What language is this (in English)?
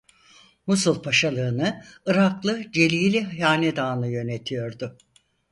Turkish